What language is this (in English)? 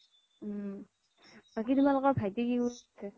Assamese